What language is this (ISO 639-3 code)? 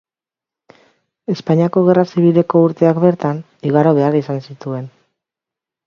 eus